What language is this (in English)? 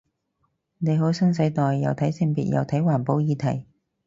Cantonese